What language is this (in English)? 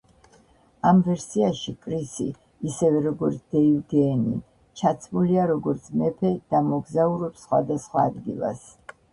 Georgian